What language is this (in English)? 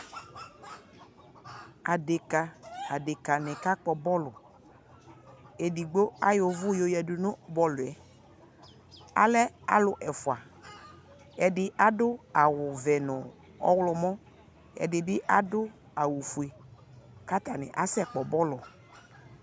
Ikposo